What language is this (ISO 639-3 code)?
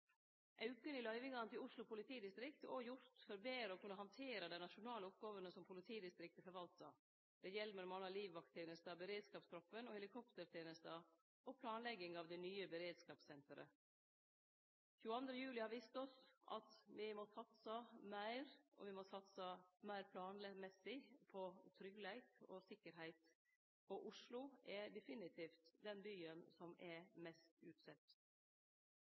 nno